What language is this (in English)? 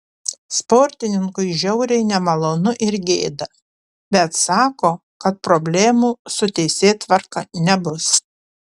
Lithuanian